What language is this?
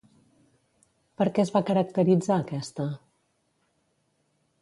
Catalan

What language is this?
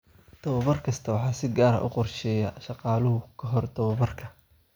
Somali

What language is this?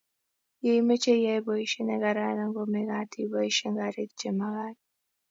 Kalenjin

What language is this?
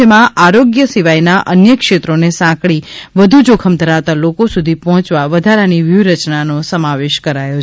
Gujarati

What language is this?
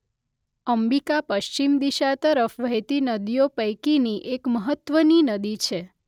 Gujarati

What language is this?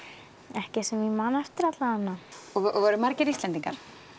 Icelandic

